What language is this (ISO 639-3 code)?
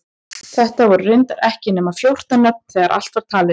isl